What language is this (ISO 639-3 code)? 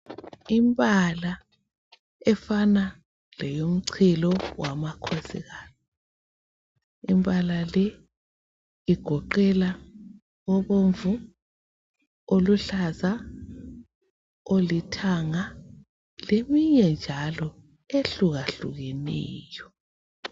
nde